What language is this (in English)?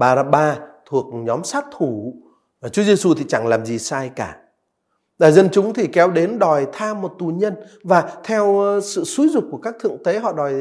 Vietnamese